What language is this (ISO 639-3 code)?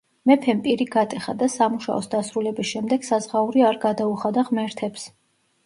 kat